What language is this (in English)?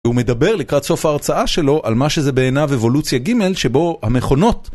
Hebrew